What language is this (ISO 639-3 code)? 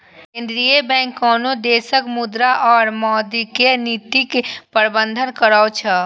mai